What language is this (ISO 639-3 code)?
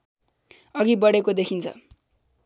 nep